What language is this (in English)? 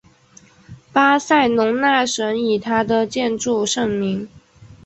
Chinese